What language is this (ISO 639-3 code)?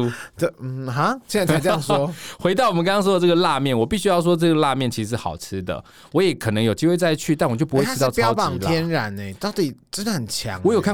zho